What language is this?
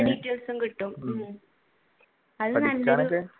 Malayalam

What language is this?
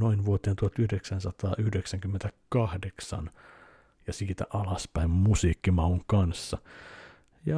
Finnish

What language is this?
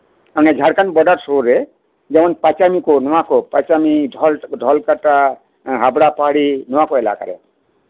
Santali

